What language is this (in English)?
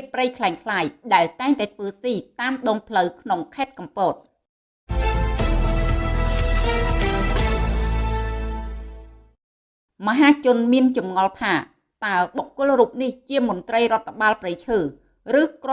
Vietnamese